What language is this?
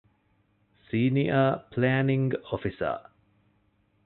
Divehi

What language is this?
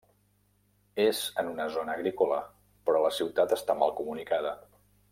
Catalan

